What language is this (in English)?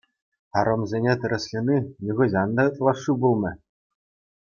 Chuvash